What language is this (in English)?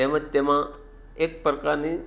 Gujarati